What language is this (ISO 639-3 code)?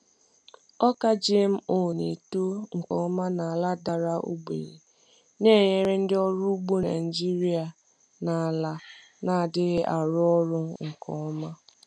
ibo